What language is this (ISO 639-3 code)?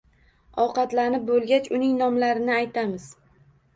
uzb